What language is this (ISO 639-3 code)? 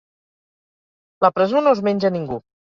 cat